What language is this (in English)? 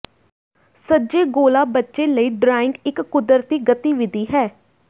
Punjabi